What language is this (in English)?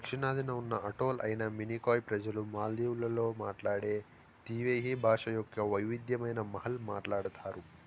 Telugu